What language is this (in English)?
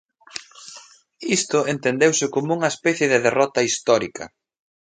Galician